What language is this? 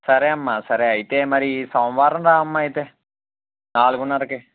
Telugu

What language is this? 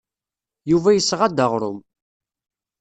Kabyle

